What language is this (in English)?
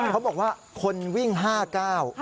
Thai